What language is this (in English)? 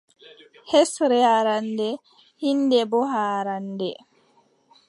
Adamawa Fulfulde